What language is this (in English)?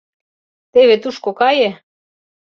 Mari